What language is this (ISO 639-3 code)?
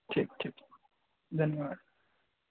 mai